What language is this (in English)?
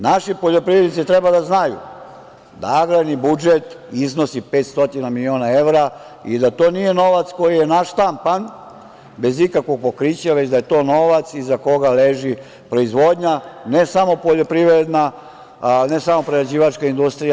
Serbian